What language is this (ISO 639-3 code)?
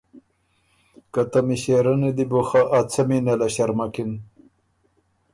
oru